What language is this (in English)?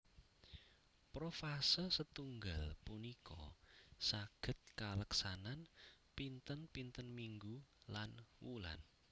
Javanese